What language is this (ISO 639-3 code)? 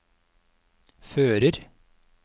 nor